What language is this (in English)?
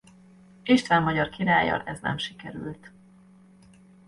Hungarian